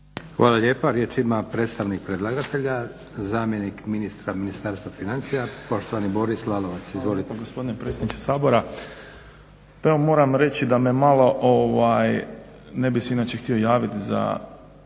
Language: Croatian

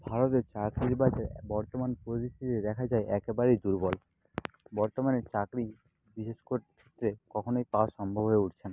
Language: Bangla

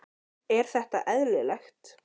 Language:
Icelandic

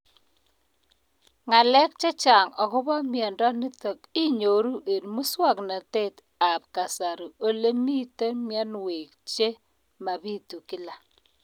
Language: Kalenjin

